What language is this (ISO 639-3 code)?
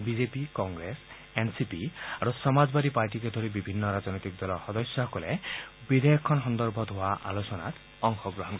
asm